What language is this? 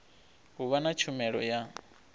Venda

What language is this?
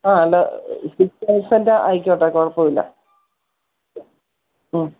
Malayalam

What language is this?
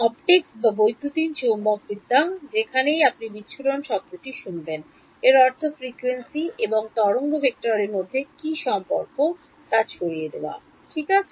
Bangla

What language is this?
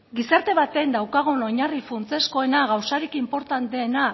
Basque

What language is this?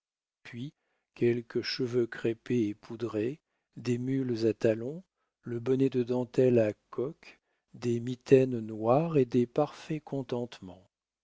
French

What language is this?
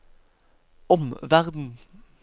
Norwegian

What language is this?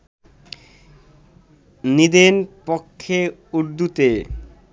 Bangla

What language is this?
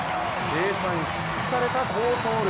Japanese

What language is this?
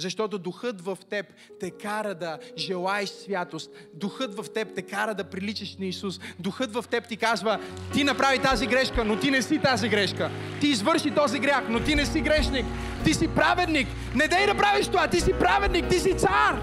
Bulgarian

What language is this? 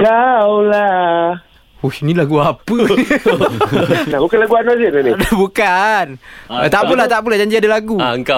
Malay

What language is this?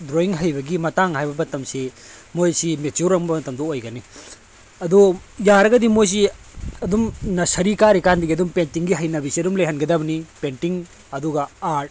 Manipuri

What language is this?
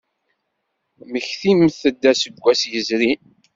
Kabyle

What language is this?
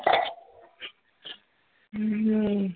Punjabi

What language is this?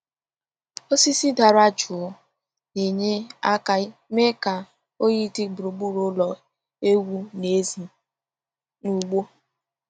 Igbo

